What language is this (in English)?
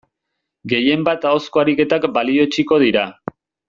Basque